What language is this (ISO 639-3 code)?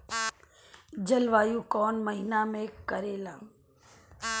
bho